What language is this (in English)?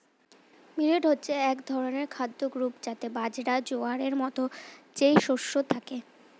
Bangla